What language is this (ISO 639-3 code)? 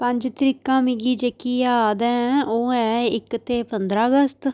doi